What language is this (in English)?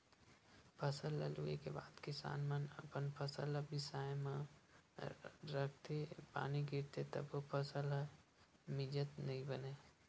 Chhattisgarhi